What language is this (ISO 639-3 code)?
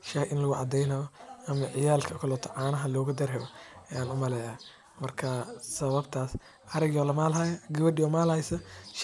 som